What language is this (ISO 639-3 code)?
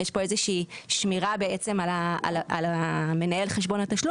heb